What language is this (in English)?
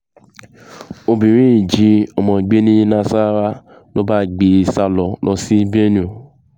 Yoruba